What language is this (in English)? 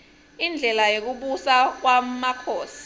Swati